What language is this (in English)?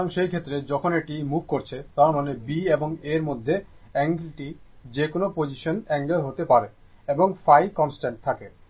Bangla